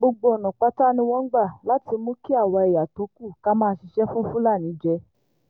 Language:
Yoruba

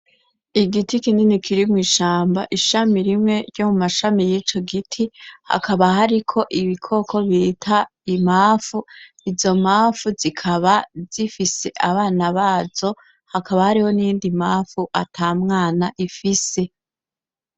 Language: Rundi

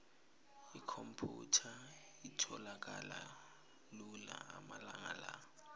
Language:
South Ndebele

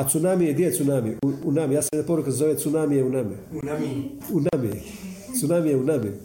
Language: Croatian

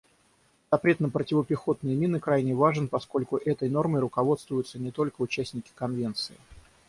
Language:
Russian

